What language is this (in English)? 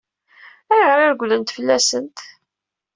Kabyle